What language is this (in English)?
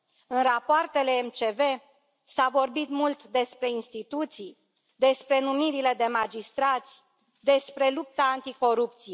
Romanian